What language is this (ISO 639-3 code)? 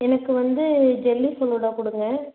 tam